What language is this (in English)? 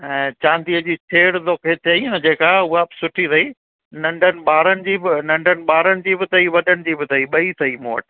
Sindhi